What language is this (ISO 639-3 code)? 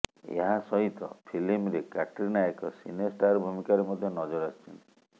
ori